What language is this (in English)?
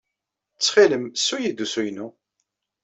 Kabyle